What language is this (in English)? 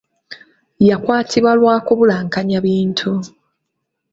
Ganda